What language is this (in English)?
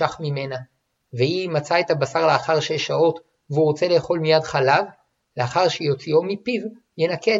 Hebrew